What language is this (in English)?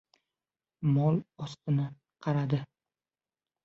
Uzbek